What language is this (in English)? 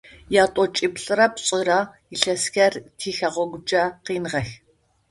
Adyghe